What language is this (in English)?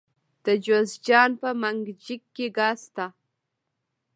Pashto